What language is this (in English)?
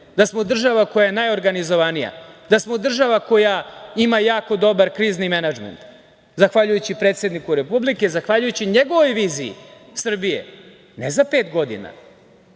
Serbian